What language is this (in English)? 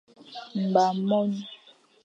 Fang